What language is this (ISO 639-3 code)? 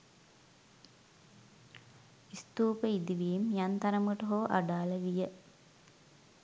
sin